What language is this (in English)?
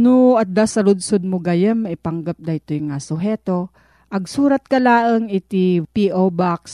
Filipino